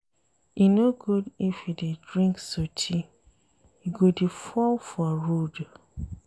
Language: Nigerian Pidgin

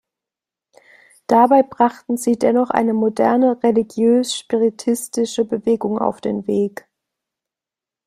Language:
German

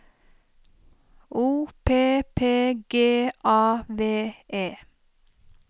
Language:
Norwegian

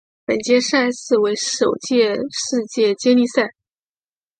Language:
Chinese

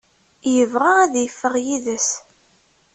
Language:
Kabyle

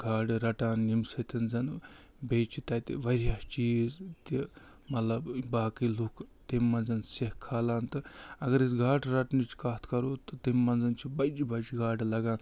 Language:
Kashmiri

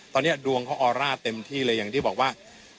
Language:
Thai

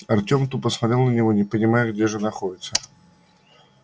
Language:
Russian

